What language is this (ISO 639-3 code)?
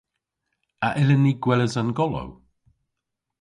cor